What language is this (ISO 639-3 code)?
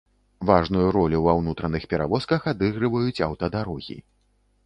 bel